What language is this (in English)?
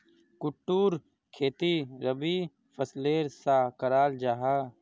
Magahi